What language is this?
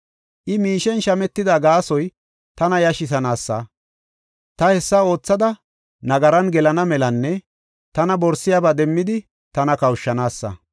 Gofa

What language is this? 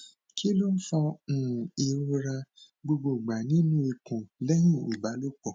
Yoruba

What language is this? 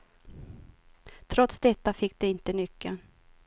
Swedish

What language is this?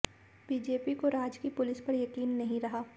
Hindi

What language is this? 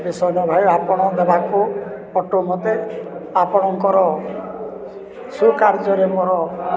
Odia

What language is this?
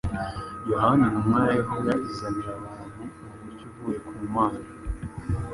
Kinyarwanda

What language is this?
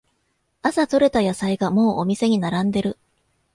Japanese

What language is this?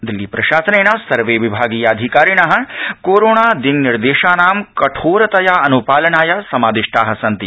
Sanskrit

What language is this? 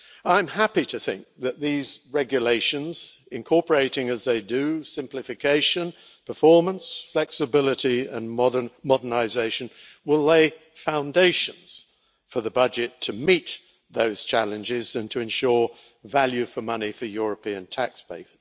English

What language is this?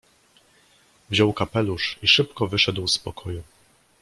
Polish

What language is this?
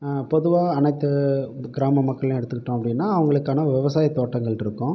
Tamil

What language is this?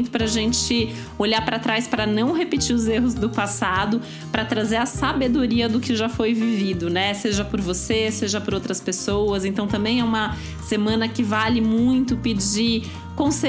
Portuguese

